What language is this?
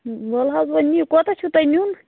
Kashmiri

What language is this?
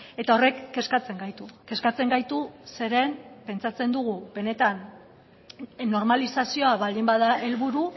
Basque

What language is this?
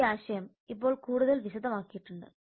Malayalam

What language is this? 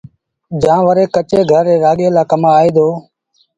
Sindhi Bhil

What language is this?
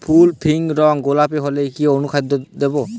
Bangla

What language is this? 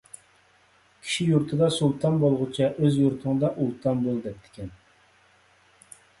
Uyghur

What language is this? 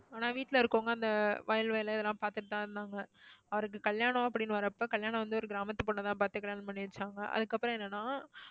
Tamil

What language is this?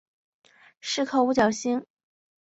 Chinese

